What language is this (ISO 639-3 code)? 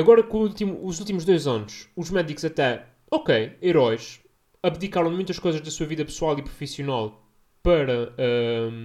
por